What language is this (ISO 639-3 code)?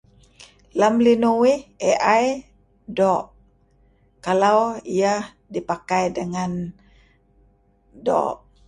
kzi